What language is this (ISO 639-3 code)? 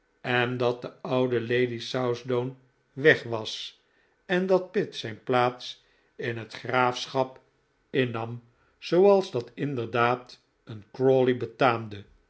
nld